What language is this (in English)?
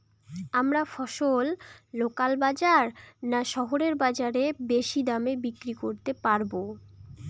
Bangla